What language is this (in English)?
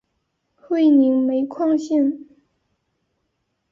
Chinese